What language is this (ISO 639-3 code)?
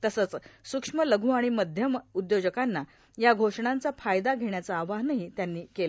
mar